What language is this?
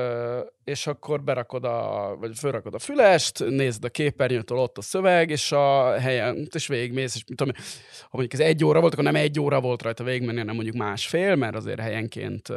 Hungarian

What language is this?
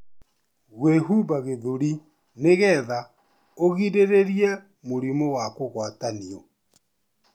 Kikuyu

